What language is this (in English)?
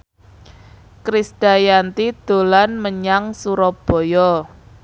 Javanese